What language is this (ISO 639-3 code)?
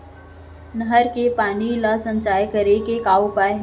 hne